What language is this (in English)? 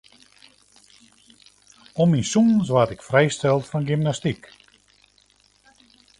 Western Frisian